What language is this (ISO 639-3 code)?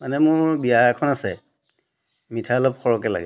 asm